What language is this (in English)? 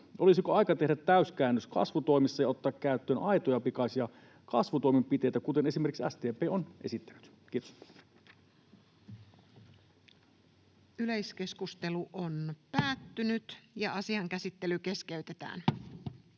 Finnish